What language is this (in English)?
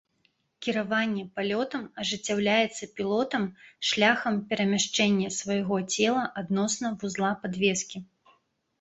Belarusian